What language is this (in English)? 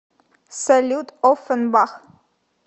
Russian